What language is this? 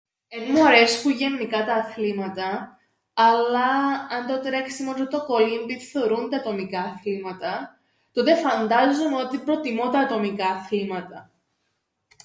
Greek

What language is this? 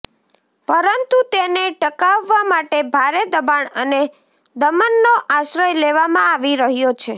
Gujarati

